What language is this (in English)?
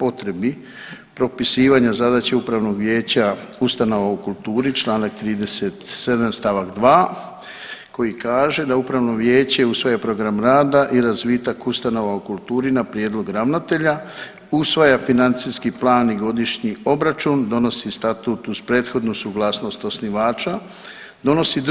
Croatian